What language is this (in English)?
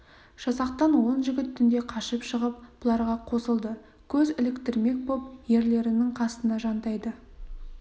Kazakh